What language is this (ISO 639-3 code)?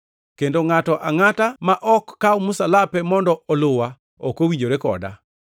luo